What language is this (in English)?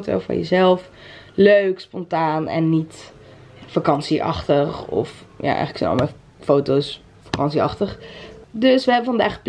Dutch